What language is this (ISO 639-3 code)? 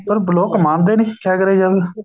pan